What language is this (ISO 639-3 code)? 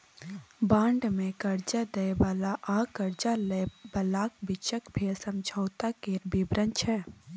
mai